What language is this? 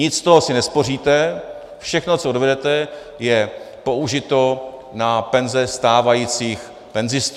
Czech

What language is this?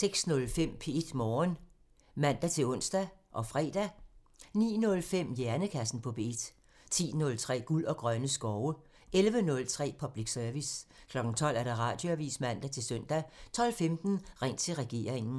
Danish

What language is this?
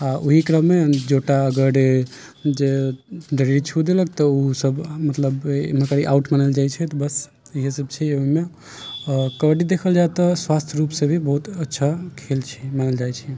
Maithili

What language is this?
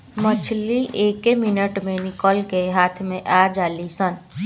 Bhojpuri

